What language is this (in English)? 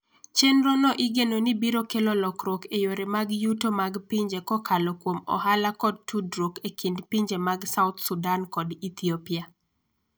Luo (Kenya and Tanzania)